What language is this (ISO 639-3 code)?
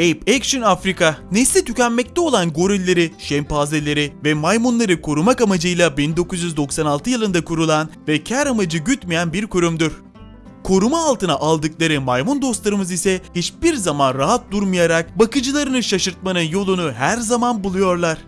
tur